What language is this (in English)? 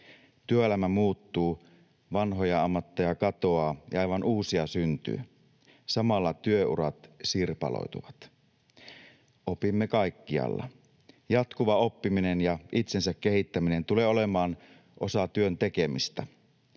Finnish